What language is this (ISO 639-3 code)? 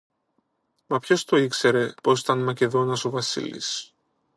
ell